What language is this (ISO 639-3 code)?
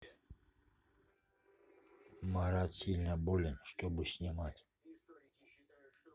rus